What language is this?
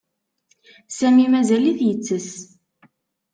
Kabyle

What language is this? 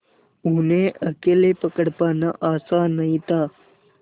Hindi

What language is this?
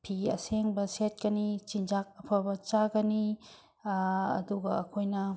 Manipuri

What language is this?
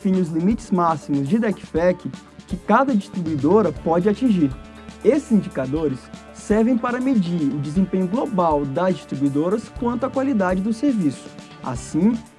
Portuguese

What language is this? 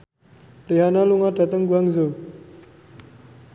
Javanese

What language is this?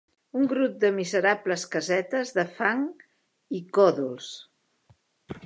Catalan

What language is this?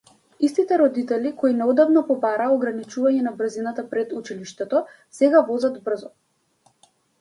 Macedonian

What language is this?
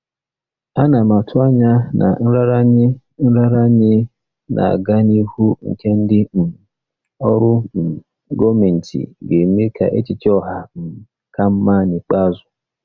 Igbo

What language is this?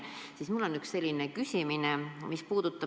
Estonian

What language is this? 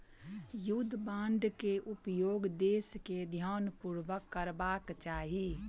Maithili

